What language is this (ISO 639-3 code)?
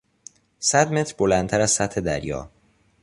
fas